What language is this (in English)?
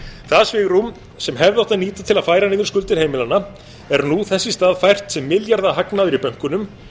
Icelandic